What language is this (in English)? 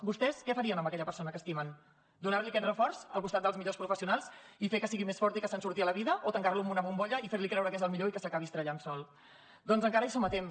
Catalan